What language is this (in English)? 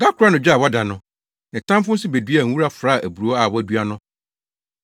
Akan